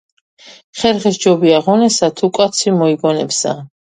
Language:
Georgian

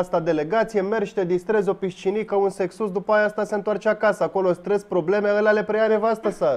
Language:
Romanian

